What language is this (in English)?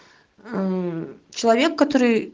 Russian